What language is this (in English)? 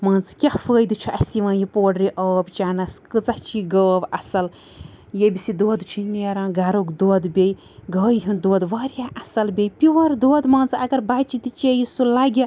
Kashmiri